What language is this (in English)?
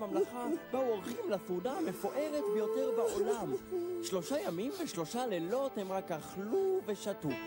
Hebrew